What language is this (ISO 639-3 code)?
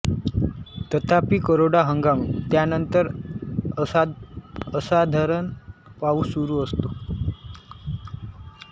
mar